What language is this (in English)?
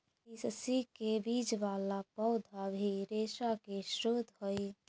Magahi